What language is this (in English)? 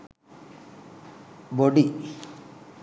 Sinhala